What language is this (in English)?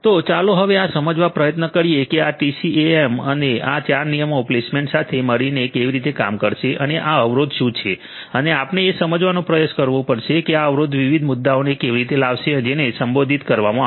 Gujarati